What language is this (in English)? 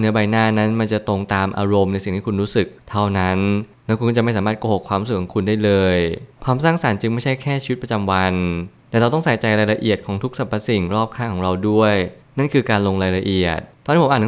Thai